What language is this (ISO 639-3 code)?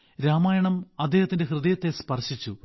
mal